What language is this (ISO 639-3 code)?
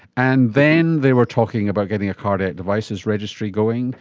eng